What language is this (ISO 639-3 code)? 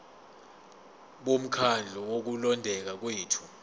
zul